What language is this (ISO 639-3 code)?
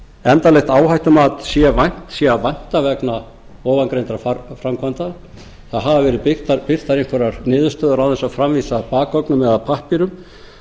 isl